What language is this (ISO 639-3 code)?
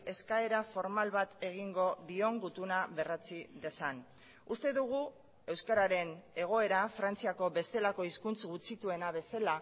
eus